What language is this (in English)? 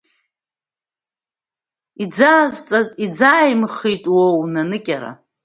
Abkhazian